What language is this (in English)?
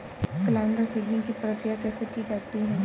Hindi